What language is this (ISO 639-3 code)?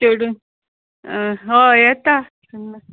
kok